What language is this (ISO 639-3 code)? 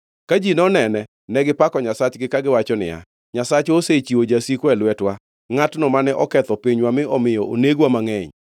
luo